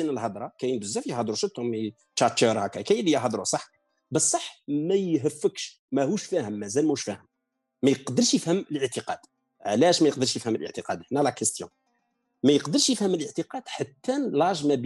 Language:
Arabic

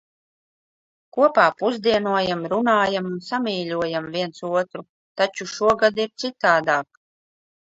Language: Latvian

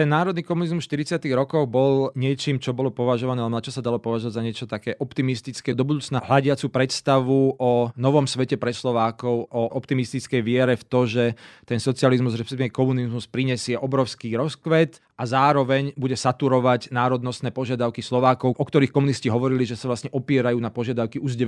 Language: Slovak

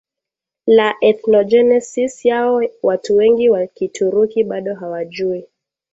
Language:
Swahili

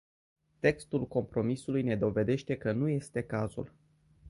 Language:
Romanian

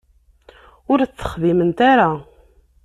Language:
Kabyle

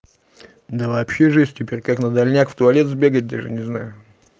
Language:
Russian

